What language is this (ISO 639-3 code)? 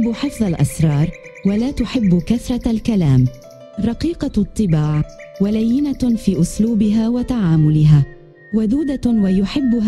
ara